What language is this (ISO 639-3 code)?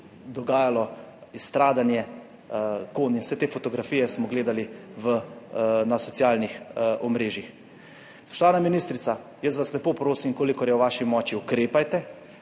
slv